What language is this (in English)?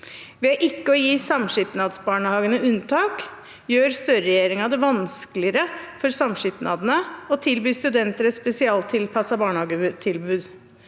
Norwegian